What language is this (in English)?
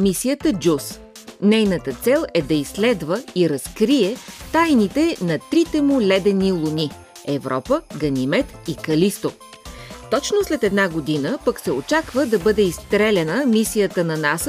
Bulgarian